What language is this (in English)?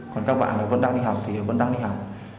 Vietnamese